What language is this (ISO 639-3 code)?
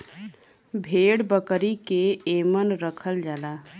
bho